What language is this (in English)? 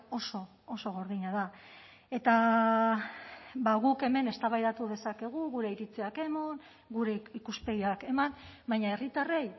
Basque